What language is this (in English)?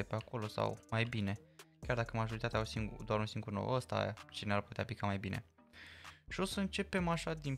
Romanian